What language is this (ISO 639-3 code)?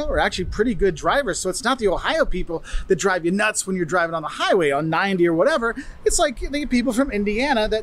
eng